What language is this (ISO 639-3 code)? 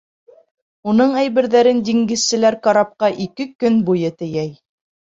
bak